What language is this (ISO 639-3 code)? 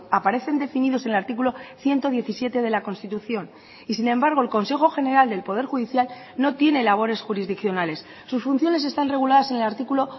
spa